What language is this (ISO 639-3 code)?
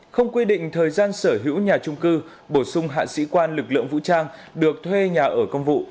vie